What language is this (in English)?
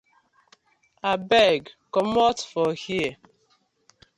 Nigerian Pidgin